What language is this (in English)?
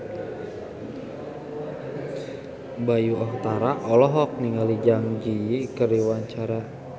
Sundanese